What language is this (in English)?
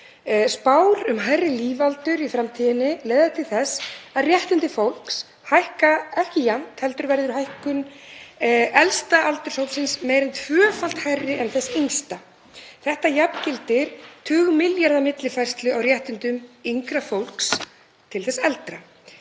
Icelandic